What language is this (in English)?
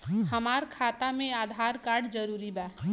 Bhojpuri